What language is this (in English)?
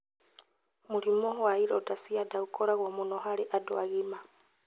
Kikuyu